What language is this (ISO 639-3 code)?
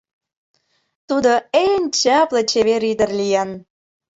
chm